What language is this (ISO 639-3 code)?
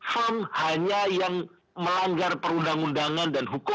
ind